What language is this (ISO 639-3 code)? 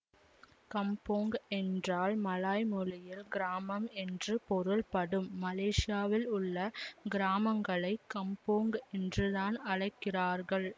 tam